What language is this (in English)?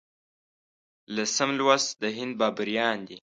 Pashto